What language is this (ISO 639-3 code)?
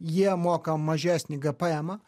lit